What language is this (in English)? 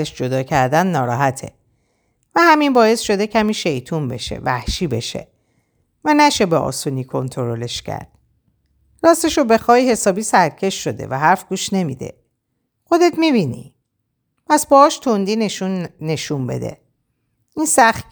Persian